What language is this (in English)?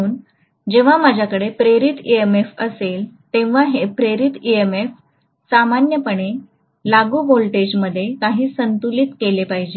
Marathi